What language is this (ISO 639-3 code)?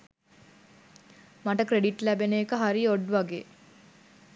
sin